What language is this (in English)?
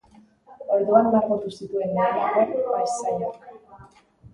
Basque